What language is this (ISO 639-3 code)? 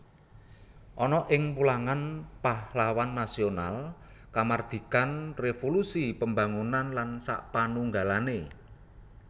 jav